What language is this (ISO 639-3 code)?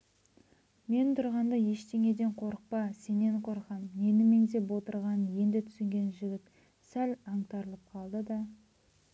kaz